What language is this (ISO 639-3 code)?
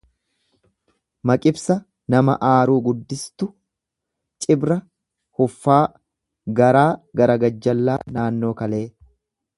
orm